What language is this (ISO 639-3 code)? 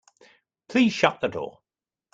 eng